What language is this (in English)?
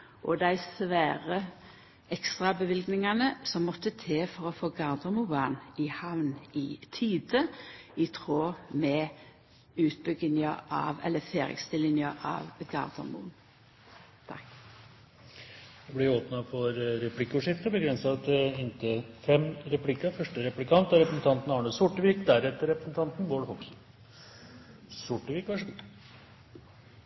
Norwegian